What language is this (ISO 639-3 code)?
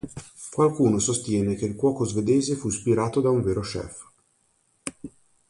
ita